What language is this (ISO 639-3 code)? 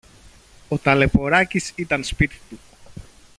ell